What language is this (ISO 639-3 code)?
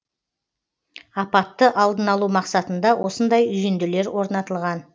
kaz